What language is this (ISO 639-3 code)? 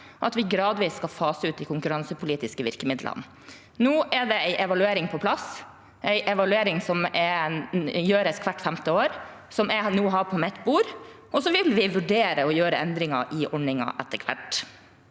nor